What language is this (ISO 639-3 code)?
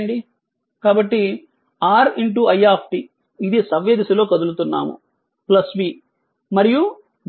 tel